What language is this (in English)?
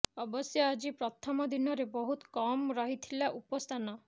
Odia